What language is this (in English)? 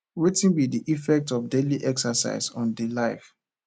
Nigerian Pidgin